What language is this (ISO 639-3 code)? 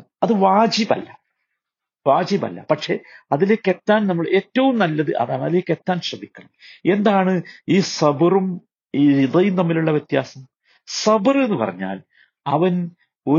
mal